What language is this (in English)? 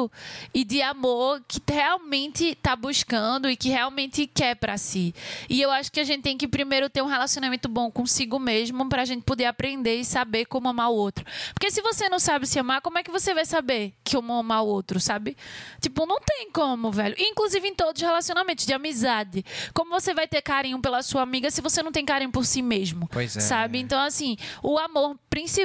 Portuguese